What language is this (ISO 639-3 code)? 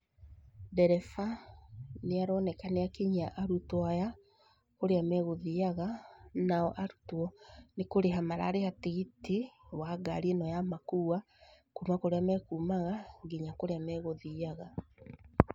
kik